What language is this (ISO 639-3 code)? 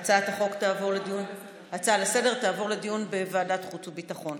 heb